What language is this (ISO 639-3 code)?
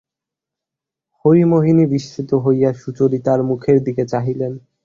ben